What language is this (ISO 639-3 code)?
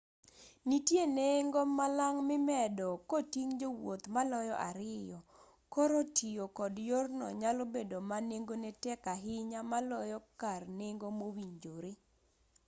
luo